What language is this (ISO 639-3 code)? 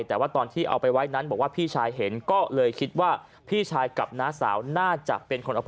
tha